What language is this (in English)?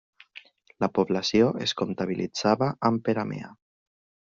Catalan